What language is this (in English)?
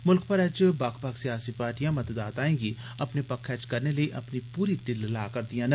Dogri